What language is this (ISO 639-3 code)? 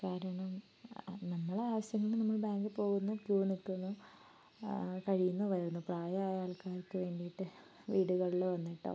mal